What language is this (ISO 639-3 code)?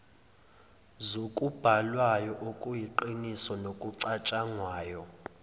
zul